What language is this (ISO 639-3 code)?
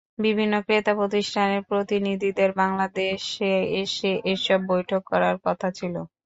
ben